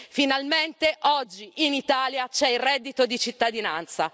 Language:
Italian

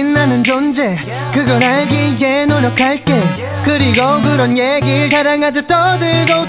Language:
Korean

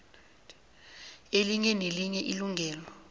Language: South Ndebele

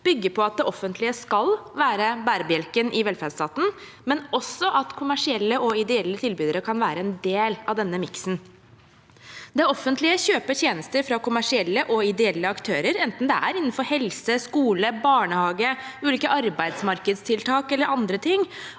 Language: Norwegian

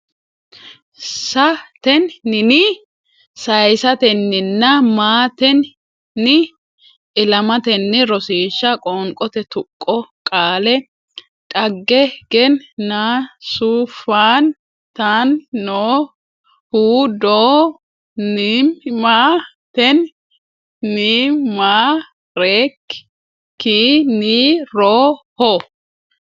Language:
Sidamo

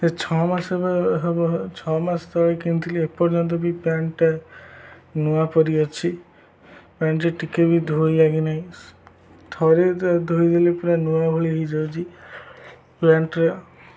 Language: Odia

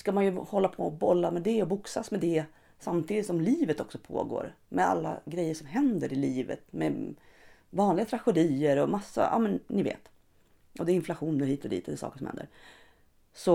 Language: Swedish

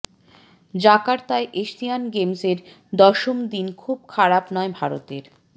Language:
Bangla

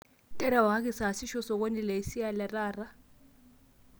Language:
Masai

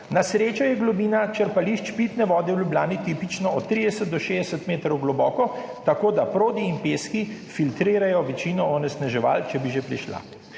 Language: Slovenian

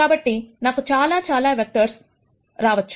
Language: Telugu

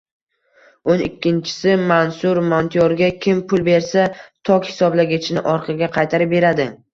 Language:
Uzbek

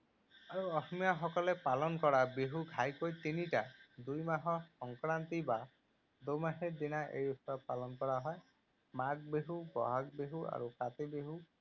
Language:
Assamese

